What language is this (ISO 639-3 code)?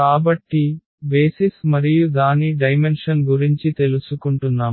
tel